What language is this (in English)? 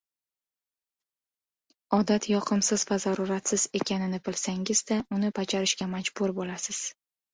Uzbek